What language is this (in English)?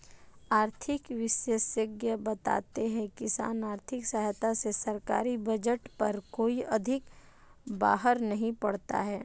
Hindi